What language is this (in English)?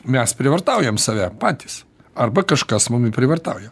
Lithuanian